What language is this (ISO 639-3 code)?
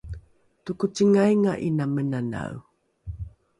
dru